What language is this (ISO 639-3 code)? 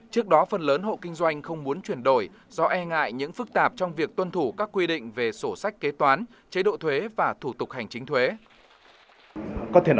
vie